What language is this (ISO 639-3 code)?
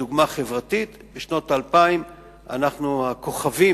heb